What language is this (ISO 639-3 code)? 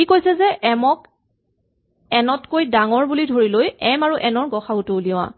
asm